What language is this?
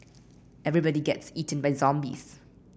English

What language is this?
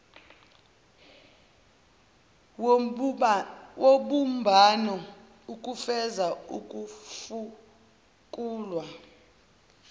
Zulu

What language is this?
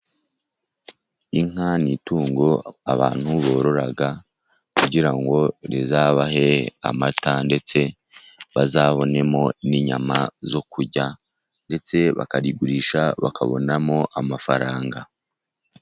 Kinyarwanda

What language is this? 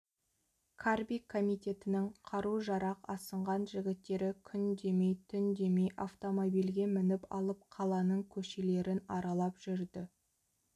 Kazakh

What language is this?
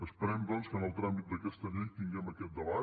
Catalan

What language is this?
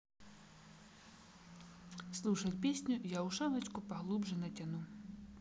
Russian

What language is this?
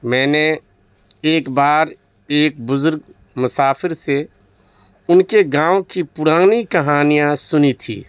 Urdu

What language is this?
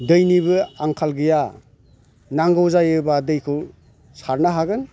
Bodo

